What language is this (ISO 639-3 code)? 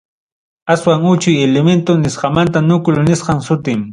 quy